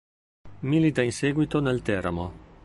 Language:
Italian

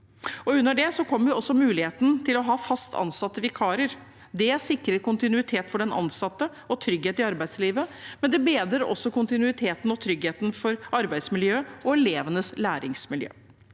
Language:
Norwegian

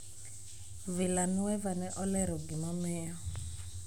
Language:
Luo (Kenya and Tanzania)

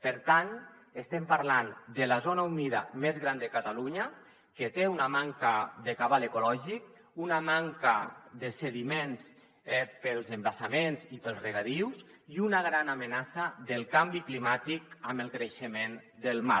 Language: Catalan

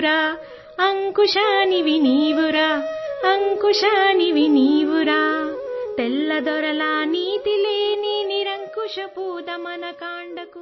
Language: Assamese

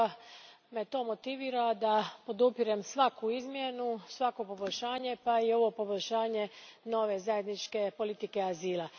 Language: Croatian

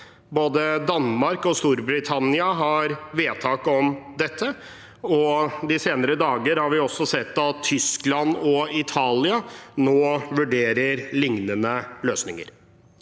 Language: Norwegian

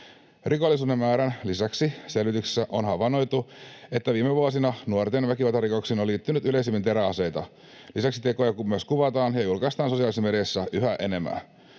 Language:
Finnish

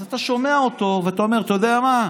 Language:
Hebrew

